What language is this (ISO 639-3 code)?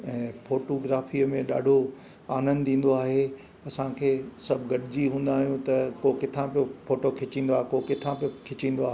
snd